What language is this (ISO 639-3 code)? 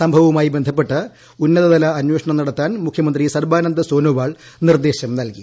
mal